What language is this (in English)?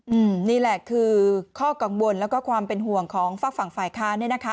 Thai